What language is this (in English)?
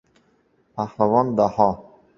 Uzbek